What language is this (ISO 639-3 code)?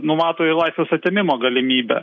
lit